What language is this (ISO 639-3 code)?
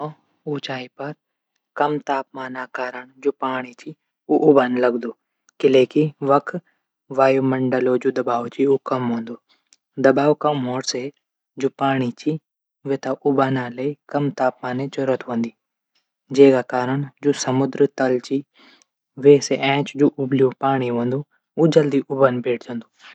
gbm